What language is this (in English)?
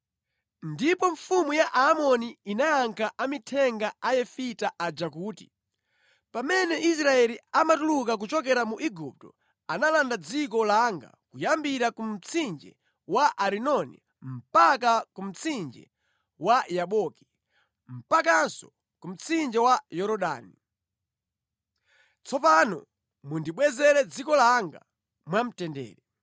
Nyanja